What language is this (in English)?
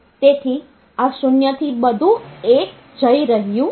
Gujarati